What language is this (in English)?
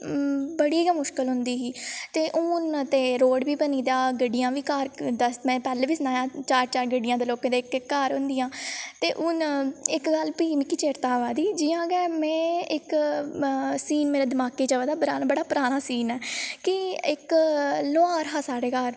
Dogri